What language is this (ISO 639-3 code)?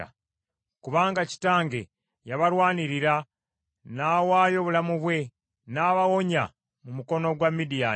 lug